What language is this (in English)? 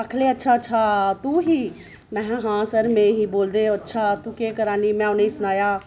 Dogri